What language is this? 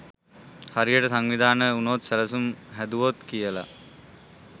Sinhala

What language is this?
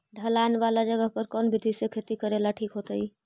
Magahi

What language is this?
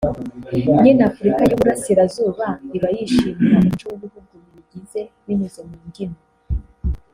Kinyarwanda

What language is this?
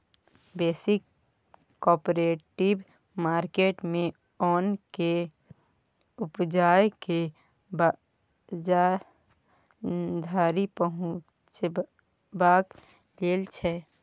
Maithili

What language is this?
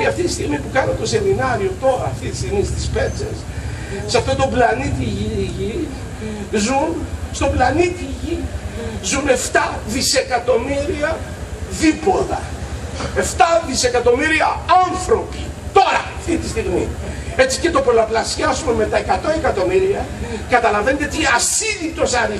Greek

